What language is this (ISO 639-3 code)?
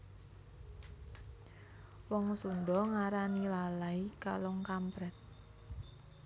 jav